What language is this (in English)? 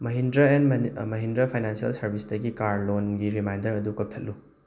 Manipuri